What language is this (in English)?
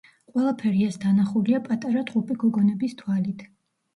Georgian